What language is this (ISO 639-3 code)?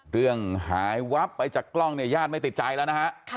tha